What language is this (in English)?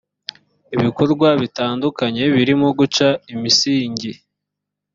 Kinyarwanda